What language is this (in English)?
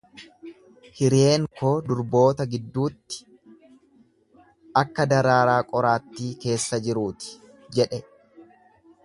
Oromo